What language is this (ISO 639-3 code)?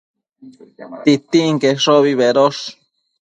mcf